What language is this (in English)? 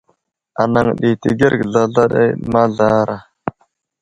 Wuzlam